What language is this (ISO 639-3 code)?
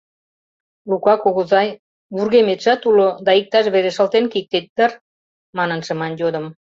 chm